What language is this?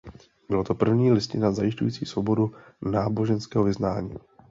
Czech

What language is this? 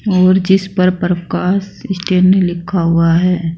Hindi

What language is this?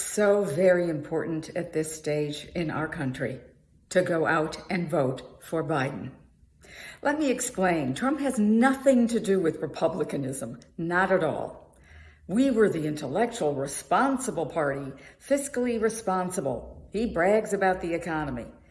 English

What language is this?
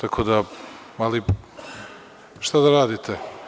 Serbian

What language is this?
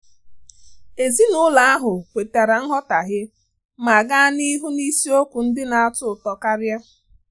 Igbo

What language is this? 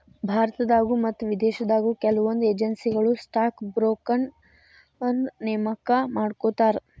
Kannada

